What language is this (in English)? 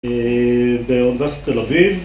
Hebrew